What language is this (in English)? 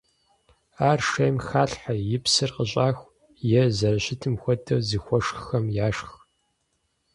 Kabardian